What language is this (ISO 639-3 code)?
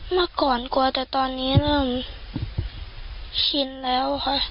tha